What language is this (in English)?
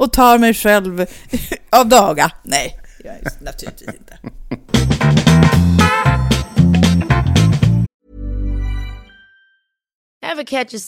Swedish